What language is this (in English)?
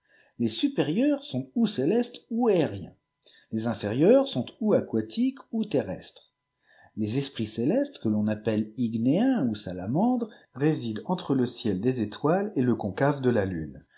French